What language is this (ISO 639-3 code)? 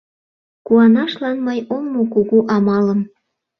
chm